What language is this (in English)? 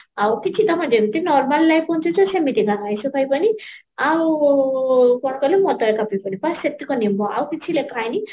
Odia